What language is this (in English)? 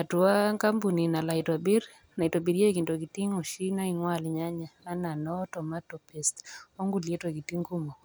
Masai